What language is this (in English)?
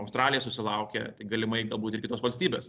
Lithuanian